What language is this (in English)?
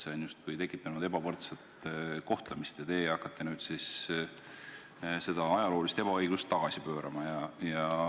Estonian